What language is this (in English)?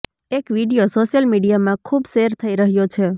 Gujarati